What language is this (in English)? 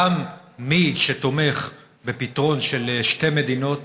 Hebrew